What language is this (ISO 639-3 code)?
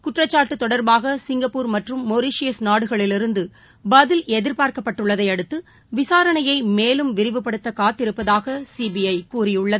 tam